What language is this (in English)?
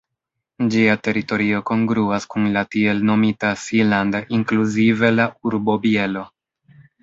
Esperanto